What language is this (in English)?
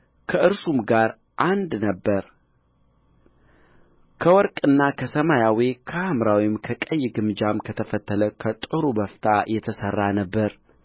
Amharic